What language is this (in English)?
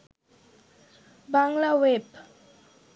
Bangla